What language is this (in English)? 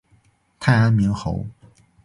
Chinese